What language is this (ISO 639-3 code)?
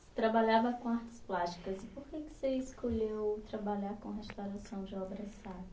por